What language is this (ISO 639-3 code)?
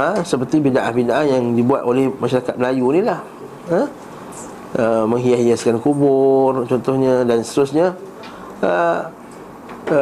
msa